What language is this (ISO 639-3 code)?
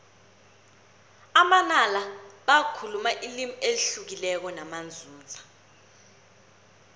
nbl